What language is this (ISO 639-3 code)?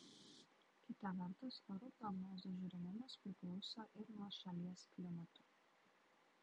lit